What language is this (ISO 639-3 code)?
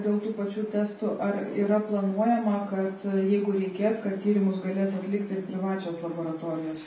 lit